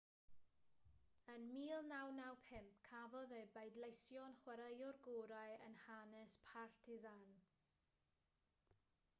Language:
Welsh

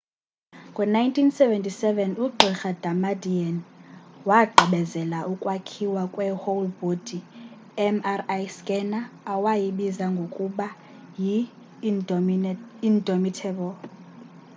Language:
Xhosa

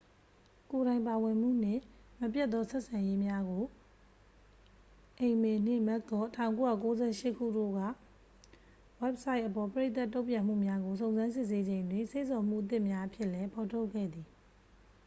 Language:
Burmese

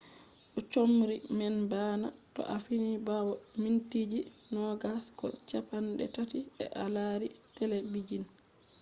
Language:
Fula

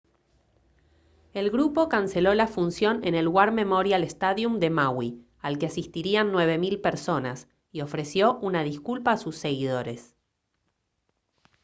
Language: Spanish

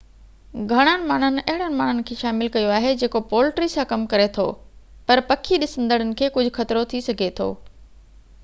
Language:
Sindhi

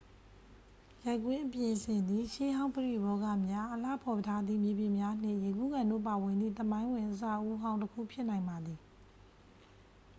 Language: Burmese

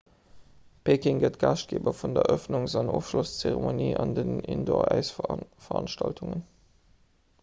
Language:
Luxembourgish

